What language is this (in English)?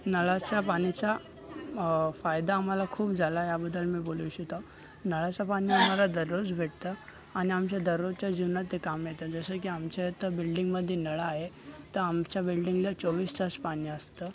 Marathi